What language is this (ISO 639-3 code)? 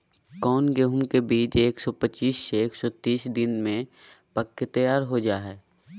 mag